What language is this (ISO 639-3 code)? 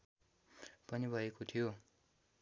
nep